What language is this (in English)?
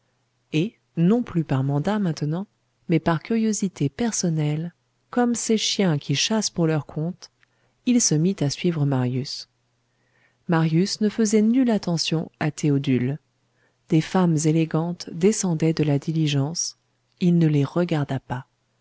French